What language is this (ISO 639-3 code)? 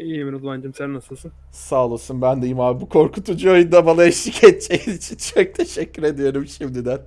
tur